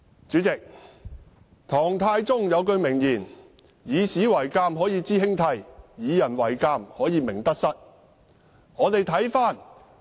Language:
Cantonese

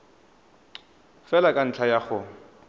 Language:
Tswana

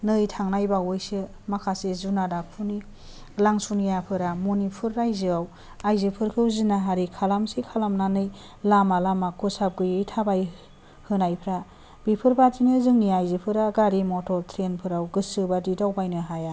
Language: Bodo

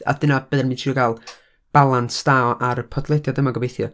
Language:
Welsh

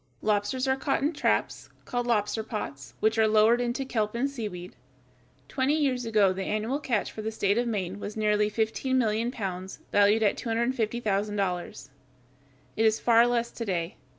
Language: English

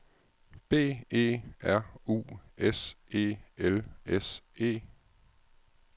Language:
Danish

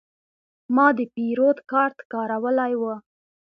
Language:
Pashto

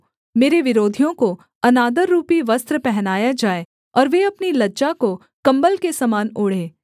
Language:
Hindi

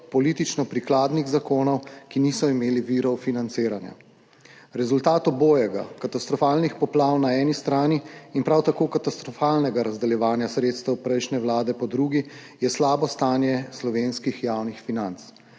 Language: Slovenian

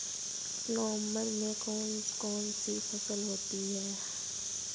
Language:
Hindi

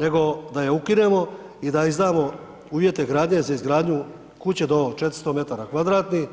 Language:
Croatian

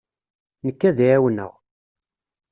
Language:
Kabyle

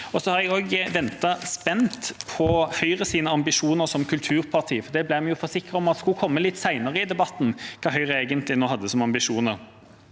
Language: Norwegian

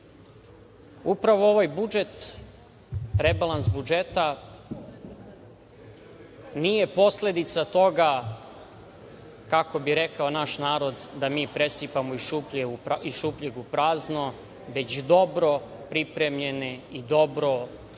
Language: Serbian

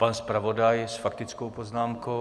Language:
Czech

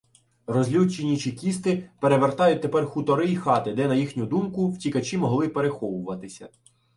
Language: Ukrainian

